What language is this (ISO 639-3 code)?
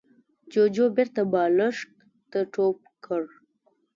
pus